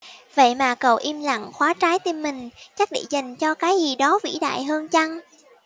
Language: Vietnamese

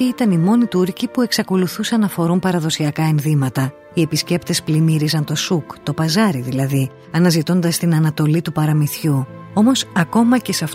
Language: Greek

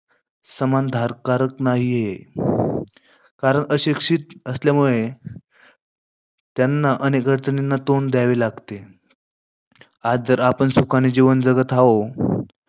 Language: Marathi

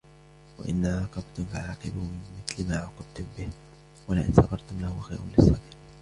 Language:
Arabic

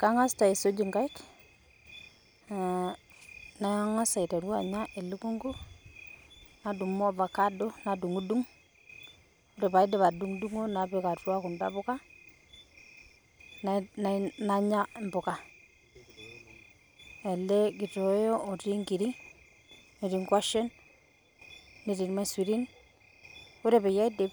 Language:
Masai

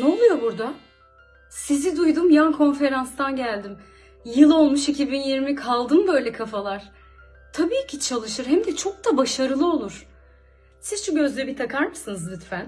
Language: Turkish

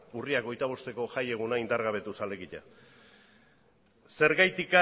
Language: Basque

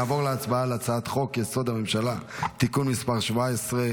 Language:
Hebrew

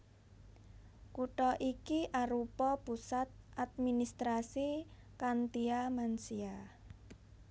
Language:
Javanese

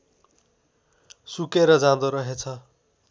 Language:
Nepali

